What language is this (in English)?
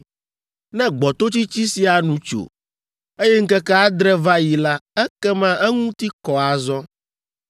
Ewe